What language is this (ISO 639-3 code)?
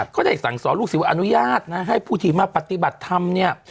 tha